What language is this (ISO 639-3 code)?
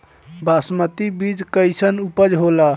bho